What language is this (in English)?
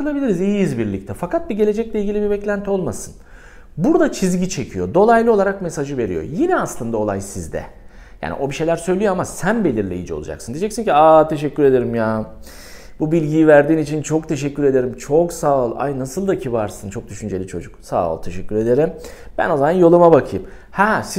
Turkish